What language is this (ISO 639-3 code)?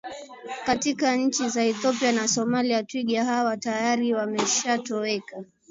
swa